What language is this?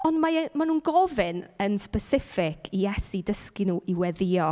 Welsh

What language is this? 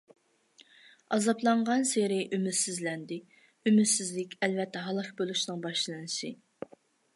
Uyghur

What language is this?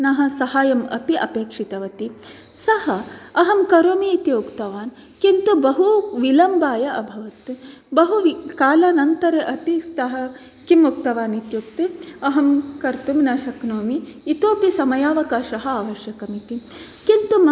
Sanskrit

